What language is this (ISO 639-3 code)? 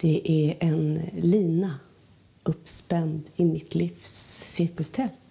swe